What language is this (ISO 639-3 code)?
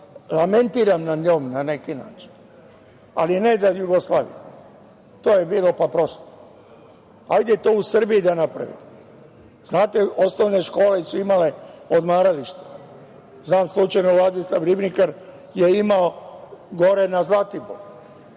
srp